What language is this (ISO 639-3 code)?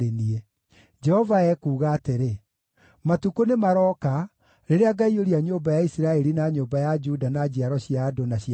kik